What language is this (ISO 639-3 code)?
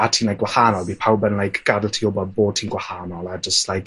cym